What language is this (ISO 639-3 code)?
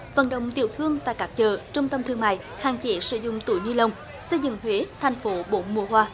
vie